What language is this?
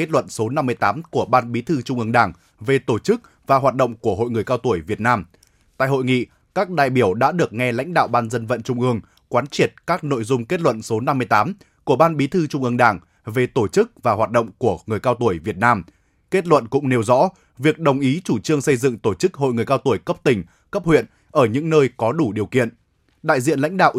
Vietnamese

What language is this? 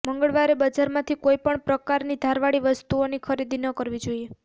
Gujarati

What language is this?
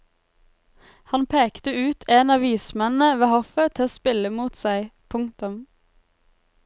Norwegian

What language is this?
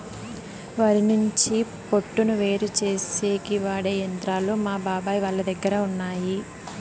Telugu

